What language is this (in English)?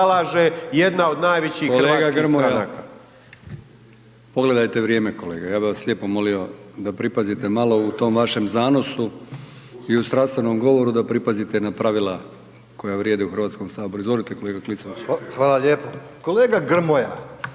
Croatian